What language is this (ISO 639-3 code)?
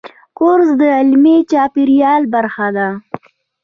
pus